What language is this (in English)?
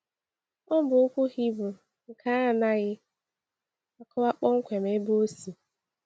Igbo